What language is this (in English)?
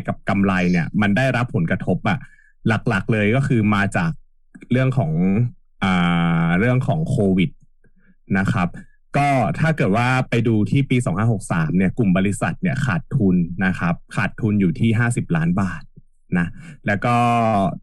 Thai